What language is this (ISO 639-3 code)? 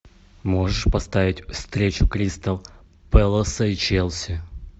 rus